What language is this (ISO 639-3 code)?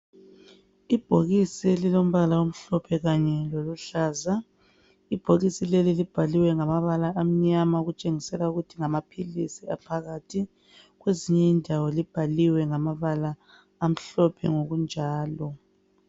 nde